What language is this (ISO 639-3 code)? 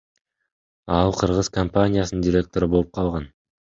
kir